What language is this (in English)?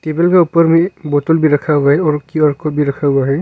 Hindi